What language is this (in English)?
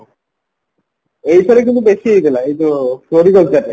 Odia